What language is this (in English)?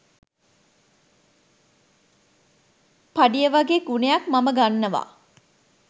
Sinhala